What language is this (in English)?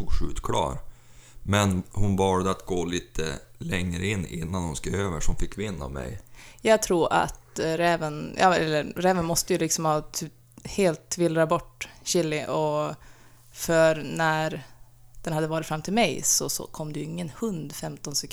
Swedish